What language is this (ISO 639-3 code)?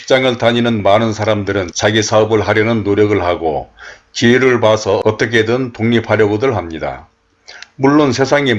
kor